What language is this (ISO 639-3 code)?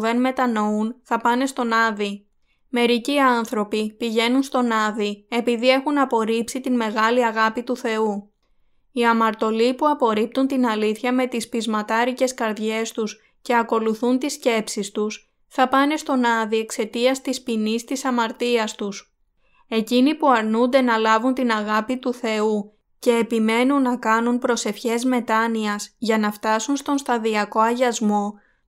ell